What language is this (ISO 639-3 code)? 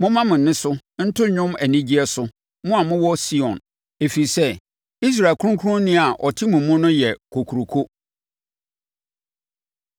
aka